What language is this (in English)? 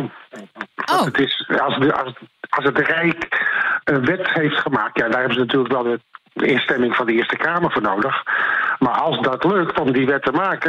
Dutch